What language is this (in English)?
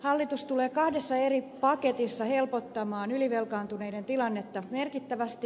Finnish